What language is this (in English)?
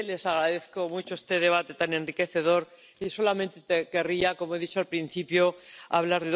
Spanish